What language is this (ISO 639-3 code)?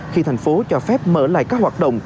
vie